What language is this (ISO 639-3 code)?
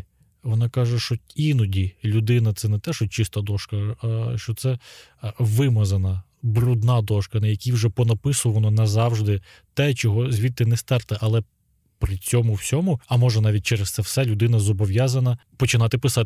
ukr